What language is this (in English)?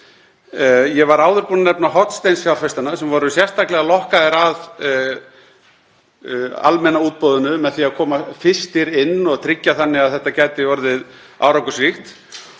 Icelandic